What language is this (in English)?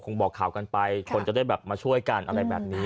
Thai